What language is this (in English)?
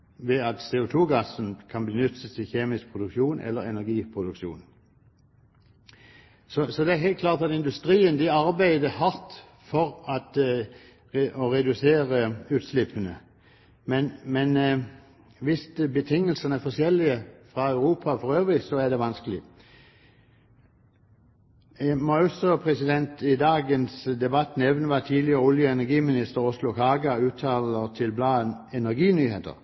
Norwegian Bokmål